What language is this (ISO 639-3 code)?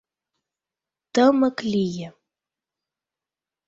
chm